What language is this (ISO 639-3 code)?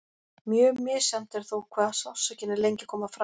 isl